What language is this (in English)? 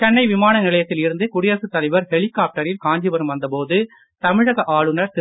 Tamil